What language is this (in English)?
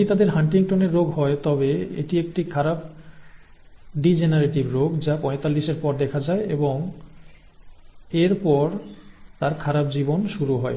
Bangla